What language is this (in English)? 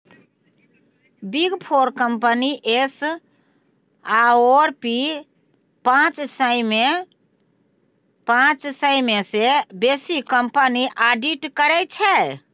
Maithili